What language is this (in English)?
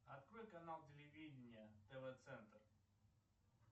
Russian